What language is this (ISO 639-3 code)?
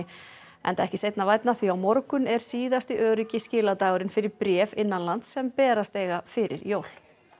isl